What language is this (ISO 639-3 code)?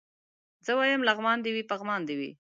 pus